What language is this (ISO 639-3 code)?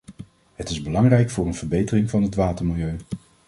nld